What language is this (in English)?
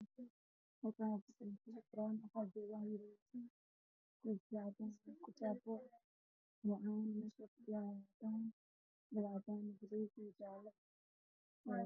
Somali